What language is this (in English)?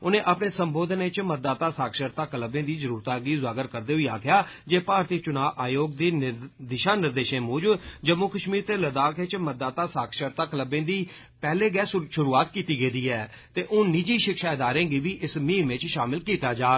Dogri